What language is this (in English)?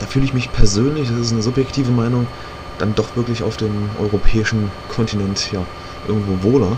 German